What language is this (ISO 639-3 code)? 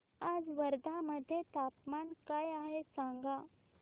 mar